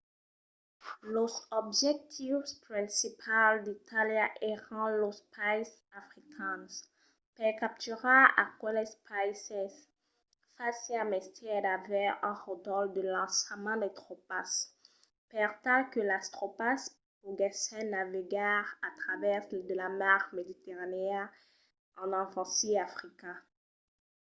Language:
Occitan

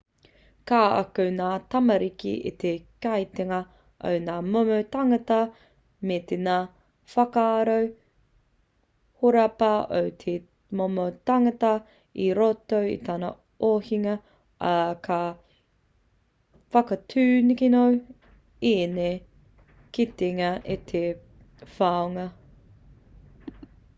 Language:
Māori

